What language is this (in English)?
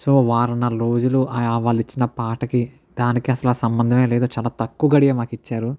Telugu